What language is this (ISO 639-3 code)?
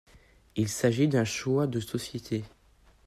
fra